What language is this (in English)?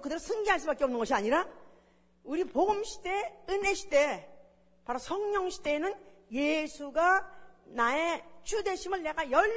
Korean